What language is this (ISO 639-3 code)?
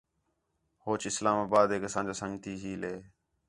xhe